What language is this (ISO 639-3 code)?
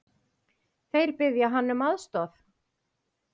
isl